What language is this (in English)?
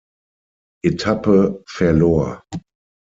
German